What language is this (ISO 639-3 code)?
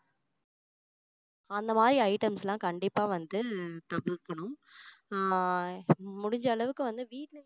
tam